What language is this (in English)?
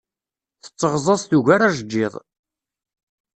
Kabyle